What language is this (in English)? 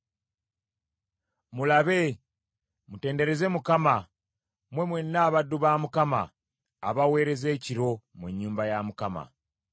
Ganda